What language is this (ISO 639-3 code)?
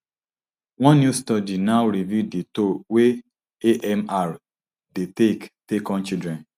pcm